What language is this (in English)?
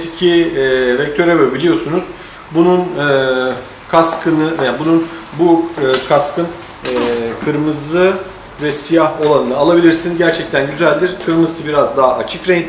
Turkish